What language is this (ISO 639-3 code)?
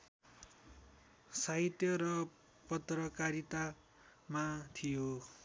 nep